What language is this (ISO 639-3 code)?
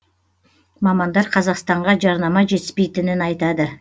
kaz